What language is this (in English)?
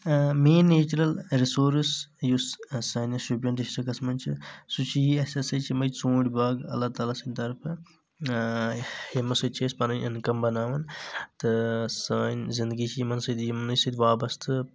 Kashmiri